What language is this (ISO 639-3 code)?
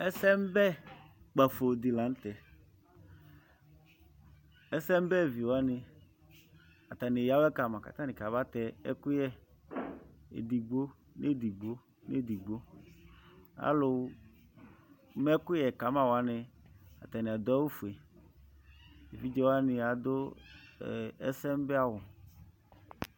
kpo